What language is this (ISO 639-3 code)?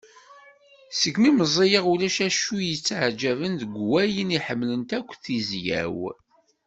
kab